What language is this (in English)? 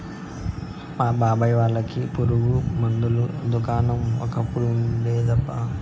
Telugu